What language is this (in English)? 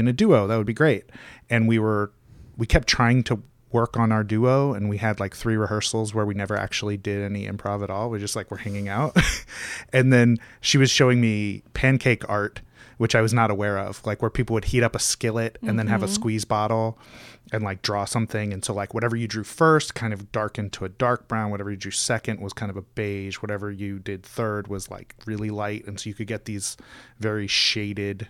English